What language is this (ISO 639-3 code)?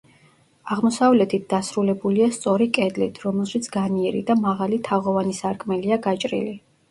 kat